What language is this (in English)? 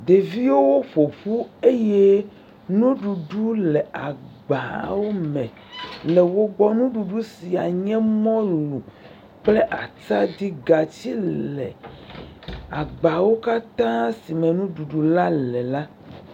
Ewe